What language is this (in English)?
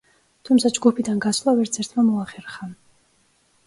Georgian